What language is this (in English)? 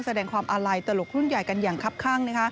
Thai